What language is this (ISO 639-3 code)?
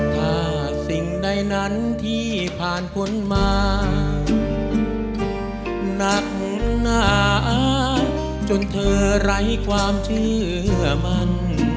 tha